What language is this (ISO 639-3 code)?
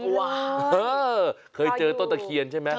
tha